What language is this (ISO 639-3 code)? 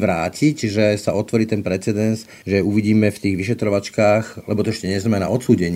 slk